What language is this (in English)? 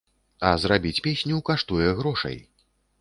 Belarusian